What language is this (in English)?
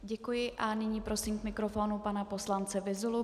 Czech